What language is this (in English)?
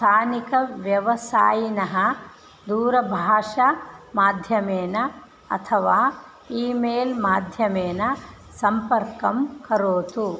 Sanskrit